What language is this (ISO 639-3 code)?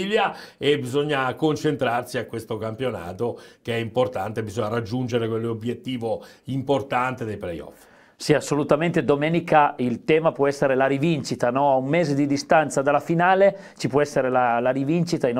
ita